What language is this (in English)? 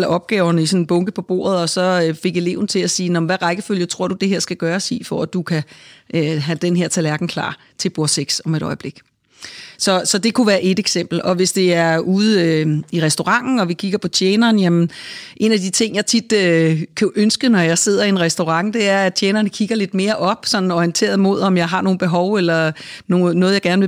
Danish